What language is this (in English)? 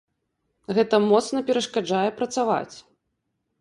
Belarusian